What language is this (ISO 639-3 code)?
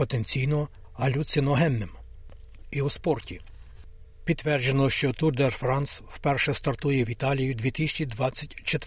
ukr